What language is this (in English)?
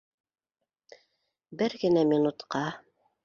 Bashkir